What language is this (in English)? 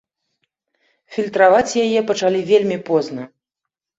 Belarusian